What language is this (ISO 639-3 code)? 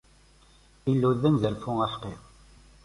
kab